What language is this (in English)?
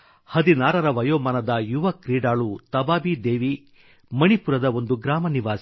Kannada